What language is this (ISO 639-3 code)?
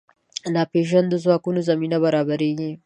pus